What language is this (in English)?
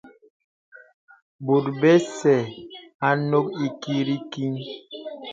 Bebele